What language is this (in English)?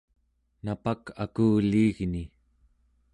Central Yupik